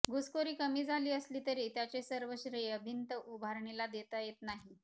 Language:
Marathi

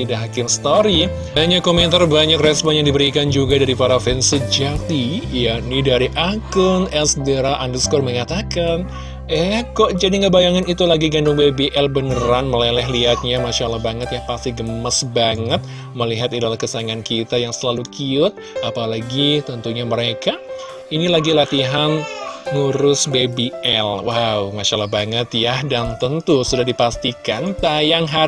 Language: Indonesian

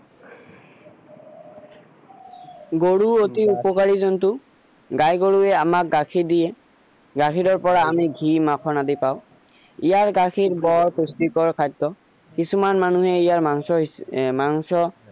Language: Assamese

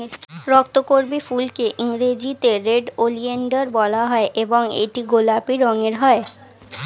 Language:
Bangla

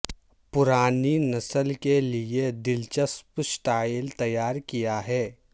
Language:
Urdu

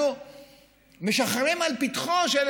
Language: Hebrew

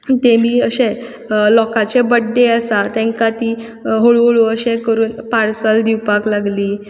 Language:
Konkani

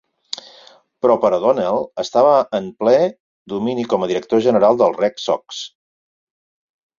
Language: Catalan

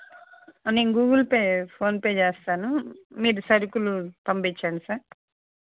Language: Telugu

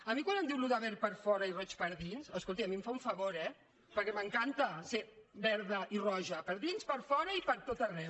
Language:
Catalan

